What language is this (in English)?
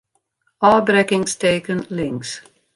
Western Frisian